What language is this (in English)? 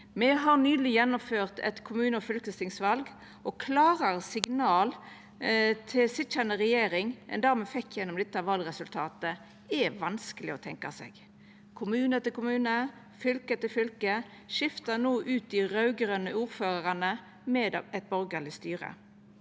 Norwegian